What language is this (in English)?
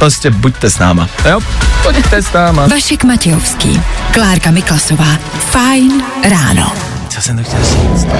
Czech